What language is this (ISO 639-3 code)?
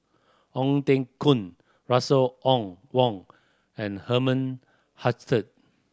eng